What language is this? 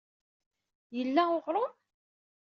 Kabyle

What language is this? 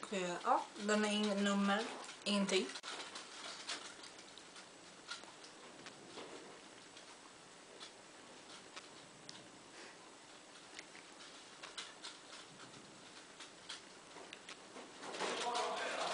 Swedish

